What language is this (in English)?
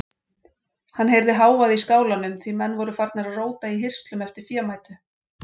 Icelandic